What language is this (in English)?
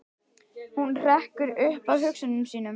Icelandic